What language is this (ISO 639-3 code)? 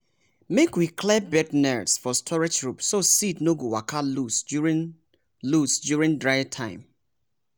pcm